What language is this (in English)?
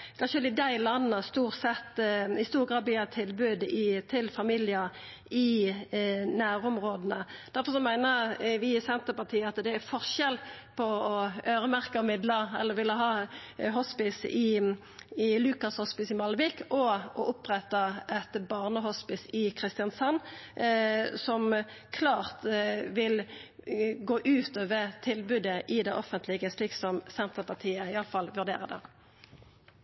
Norwegian Nynorsk